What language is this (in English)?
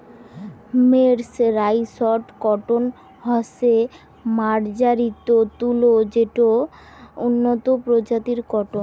Bangla